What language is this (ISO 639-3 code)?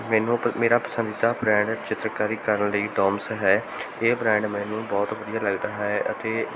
pan